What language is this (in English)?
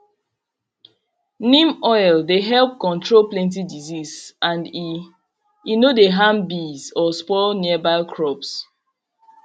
Nigerian Pidgin